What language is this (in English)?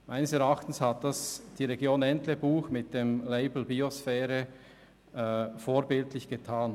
Swiss German